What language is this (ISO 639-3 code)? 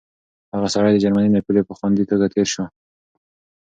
pus